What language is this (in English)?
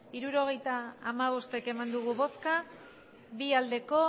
Basque